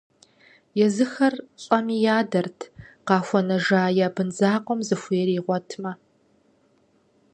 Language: Kabardian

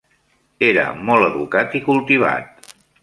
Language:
Catalan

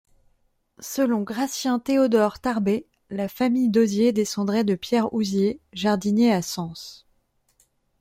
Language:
French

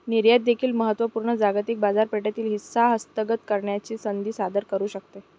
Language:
Marathi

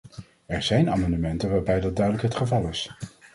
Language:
Dutch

